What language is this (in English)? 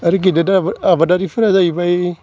Bodo